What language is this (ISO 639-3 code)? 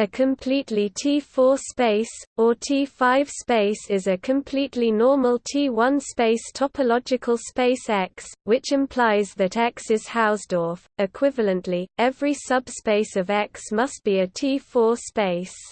eng